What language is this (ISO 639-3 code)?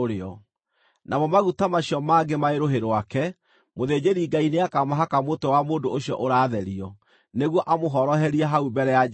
kik